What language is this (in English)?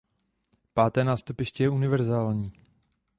Czech